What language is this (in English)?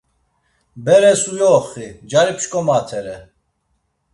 Laz